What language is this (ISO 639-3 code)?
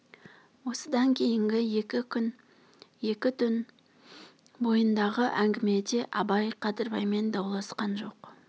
kaz